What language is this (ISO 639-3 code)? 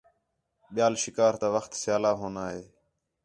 xhe